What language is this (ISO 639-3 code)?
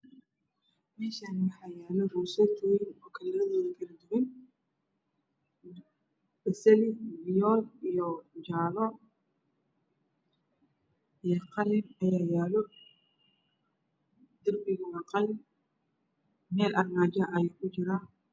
som